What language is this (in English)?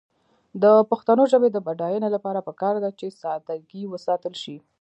Pashto